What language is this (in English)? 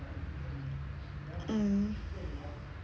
English